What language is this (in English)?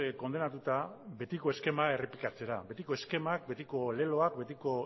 Basque